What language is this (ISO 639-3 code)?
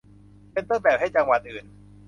tha